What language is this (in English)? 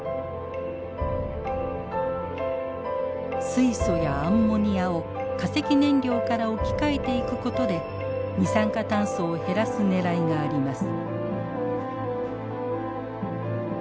Japanese